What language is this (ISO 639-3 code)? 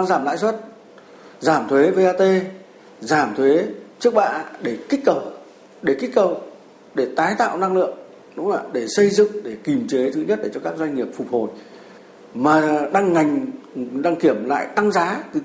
vie